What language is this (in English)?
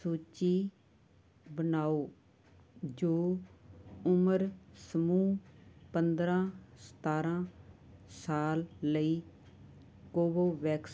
Punjabi